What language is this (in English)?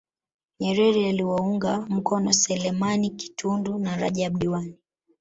Swahili